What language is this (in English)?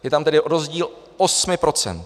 Czech